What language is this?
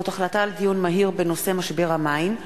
Hebrew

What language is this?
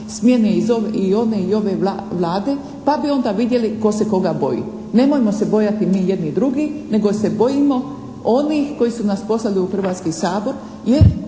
Croatian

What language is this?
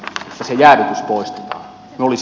Finnish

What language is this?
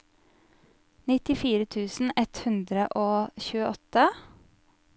Norwegian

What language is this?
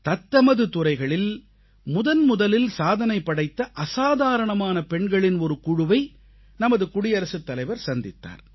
Tamil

